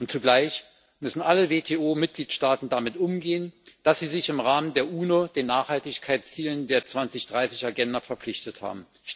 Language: German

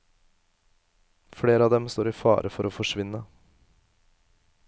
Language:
Norwegian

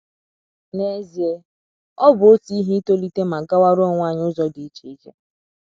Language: Igbo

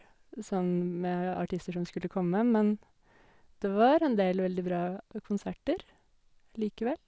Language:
Norwegian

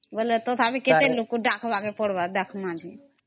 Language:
Odia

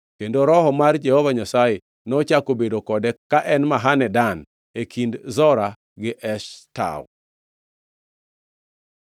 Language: Luo (Kenya and Tanzania)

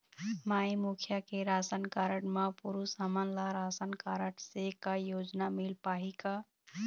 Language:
Chhattisgarhi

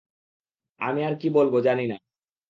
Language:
Bangla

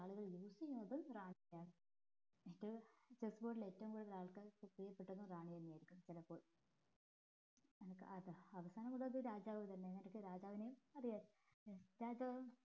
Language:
Malayalam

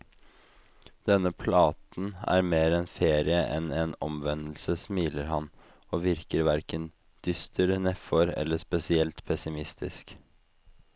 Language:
Norwegian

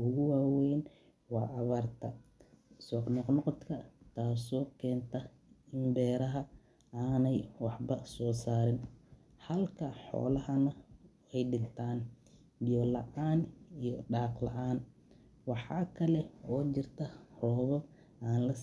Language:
Somali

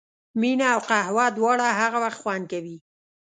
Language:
Pashto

